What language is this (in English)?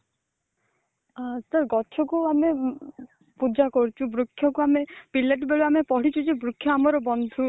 Odia